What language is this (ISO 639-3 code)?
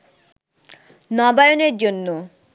ben